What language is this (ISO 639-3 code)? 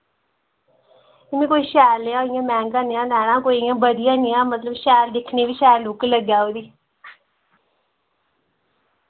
doi